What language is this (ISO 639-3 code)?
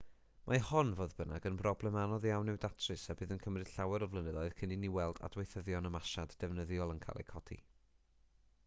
cym